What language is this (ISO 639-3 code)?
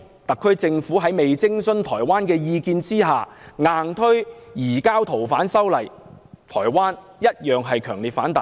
yue